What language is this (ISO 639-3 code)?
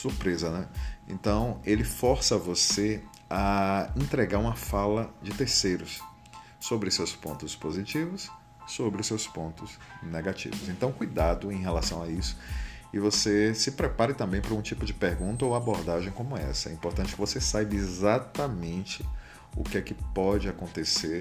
por